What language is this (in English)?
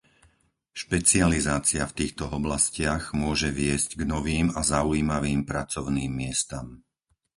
Slovak